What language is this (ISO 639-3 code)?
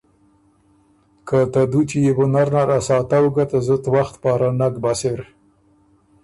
oru